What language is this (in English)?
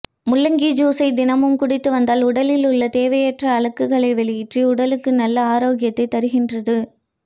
Tamil